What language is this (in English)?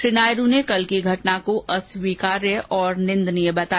Hindi